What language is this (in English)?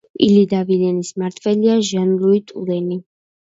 Georgian